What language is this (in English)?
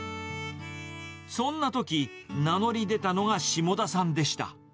Japanese